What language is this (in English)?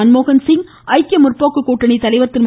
Tamil